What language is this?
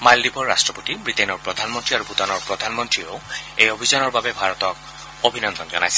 Assamese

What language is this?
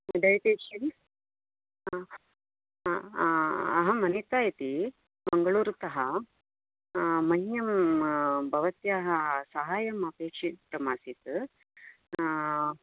Sanskrit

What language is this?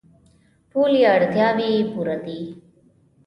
Pashto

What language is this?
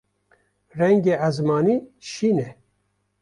Kurdish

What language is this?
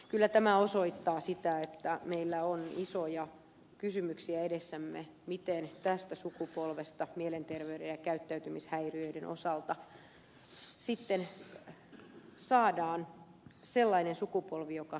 Finnish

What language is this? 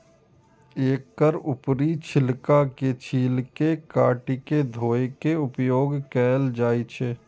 Maithili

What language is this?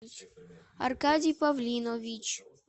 Russian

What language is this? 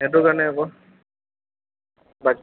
Assamese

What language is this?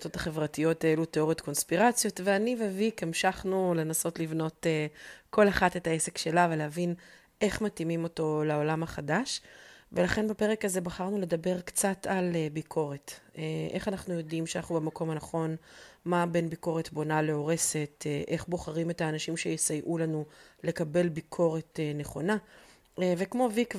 Hebrew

